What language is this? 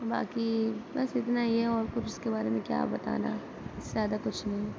Urdu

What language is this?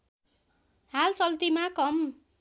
Nepali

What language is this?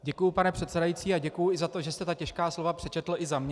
Czech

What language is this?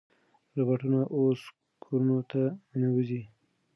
Pashto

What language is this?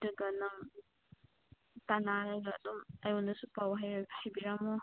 Manipuri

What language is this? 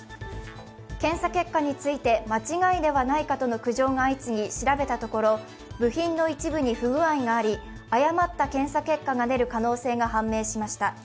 Japanese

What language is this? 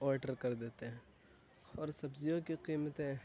Urdu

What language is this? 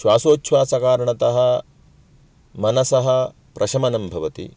Sanskrit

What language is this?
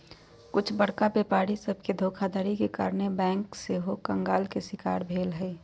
Magahi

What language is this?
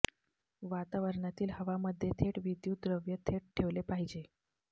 Marathi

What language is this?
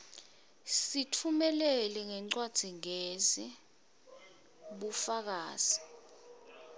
Swati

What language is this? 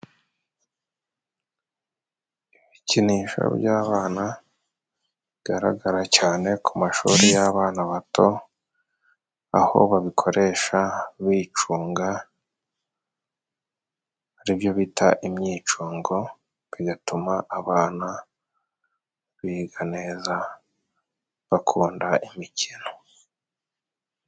Kinyarwanda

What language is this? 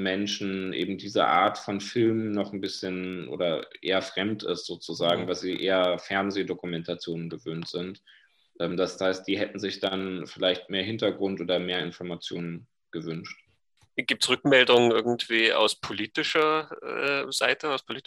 German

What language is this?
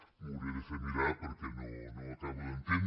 Catalan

